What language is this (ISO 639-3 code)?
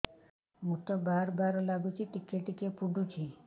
ori